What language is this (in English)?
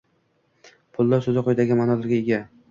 Uzbek